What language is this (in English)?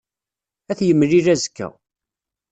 Kabyle